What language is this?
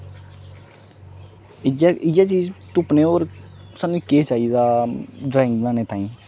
Dogri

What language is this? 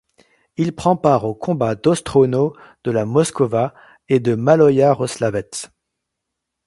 French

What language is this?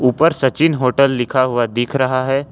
Hindi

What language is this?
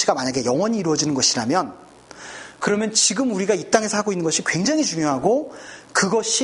Korean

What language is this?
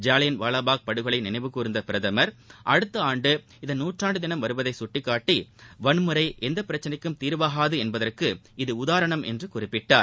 Tamil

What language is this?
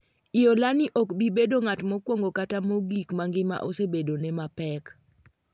Luo (Kenya and Tanzania)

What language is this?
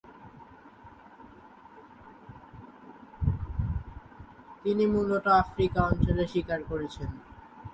Bangla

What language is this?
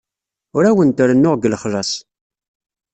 Kabyle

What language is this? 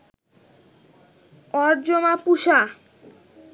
Bangla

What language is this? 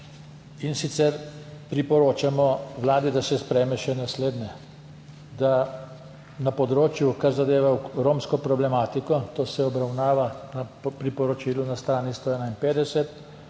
Slovenian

